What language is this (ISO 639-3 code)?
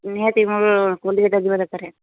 ori